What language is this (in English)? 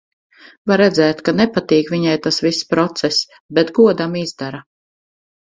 Latvian